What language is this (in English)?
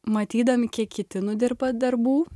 Lithuanian